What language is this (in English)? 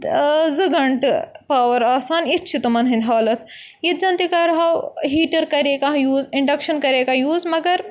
Kashmiri